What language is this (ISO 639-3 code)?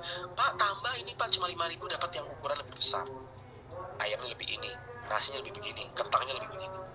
ind